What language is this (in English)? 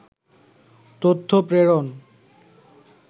Bangla